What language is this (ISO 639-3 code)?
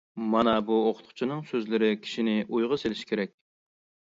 uig